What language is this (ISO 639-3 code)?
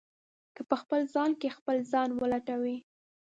pus